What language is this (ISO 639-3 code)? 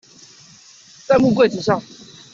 zho